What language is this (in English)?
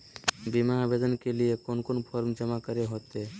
Magahi